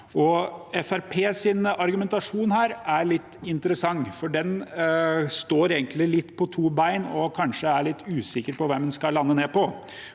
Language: Norwegian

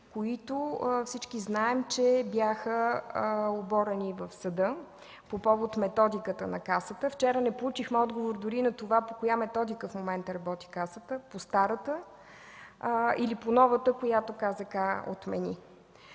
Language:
Bulgarian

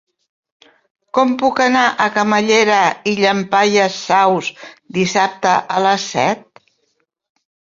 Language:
Catalan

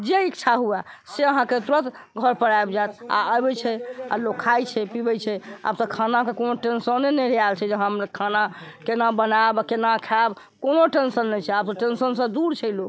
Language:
Maithili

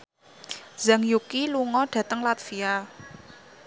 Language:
Javanese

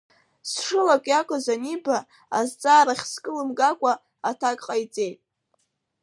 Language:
Abkhazian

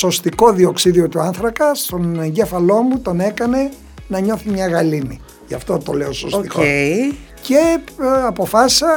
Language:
Greek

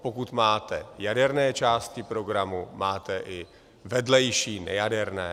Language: Czech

